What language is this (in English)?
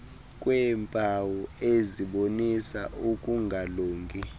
Xhosa